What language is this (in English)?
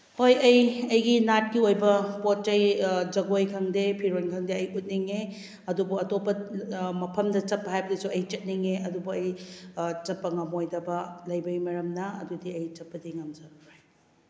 Manipuri